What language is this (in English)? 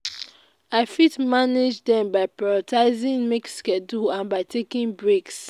Nigerian Pidgin